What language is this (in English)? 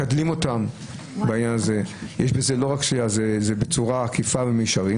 Hebrew